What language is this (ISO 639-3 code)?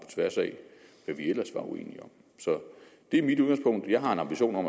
dan